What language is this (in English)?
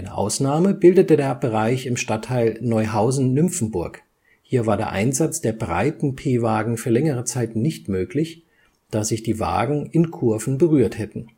German